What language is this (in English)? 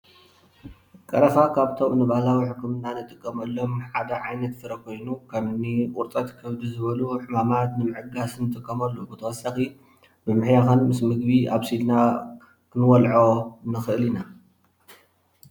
Tigrinya